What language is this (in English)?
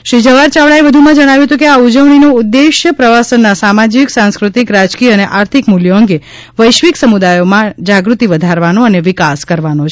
Gujarati